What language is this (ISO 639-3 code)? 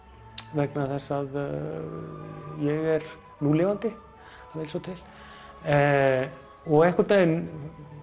isl